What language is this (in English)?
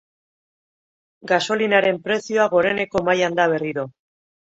Basque